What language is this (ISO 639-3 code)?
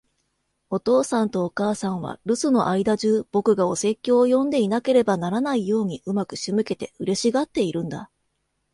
jpn